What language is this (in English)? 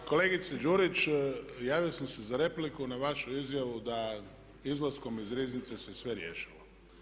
Croatian